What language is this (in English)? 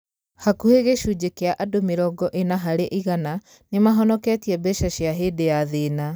Kikuyu